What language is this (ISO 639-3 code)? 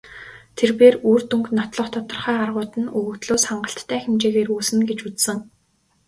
mon